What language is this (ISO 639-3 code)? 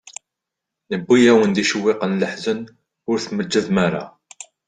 kab